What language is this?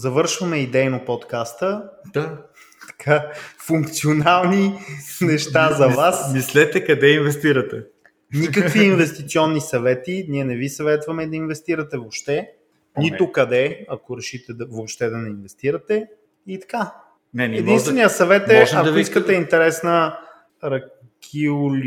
Bulgarian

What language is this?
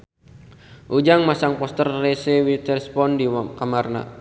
Sundanese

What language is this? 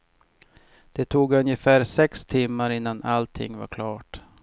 Swedish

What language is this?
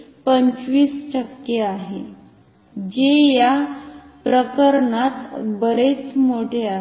Marathi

